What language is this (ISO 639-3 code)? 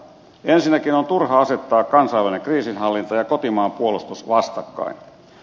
fin